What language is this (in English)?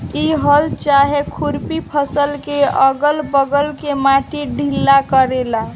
Bhojpuri